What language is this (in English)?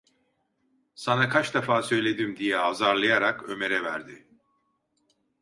Turkish